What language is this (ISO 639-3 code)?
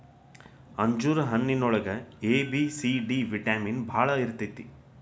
kan